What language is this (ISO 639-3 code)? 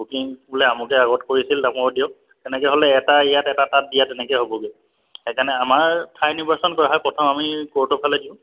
asm